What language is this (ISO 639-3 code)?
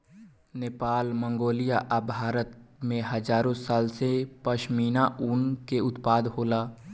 bho